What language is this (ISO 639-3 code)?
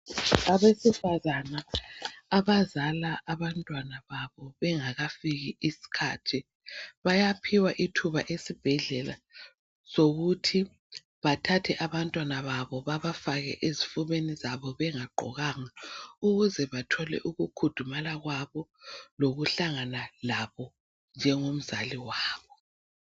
nde